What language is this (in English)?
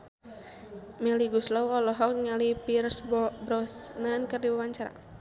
Sundanese